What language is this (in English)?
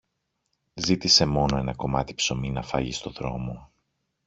Greek